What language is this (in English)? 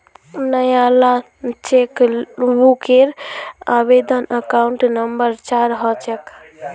Magahi